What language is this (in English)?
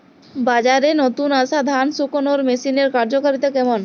Bangla